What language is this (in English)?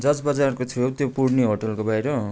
Nepali